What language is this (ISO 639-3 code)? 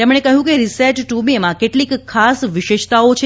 guj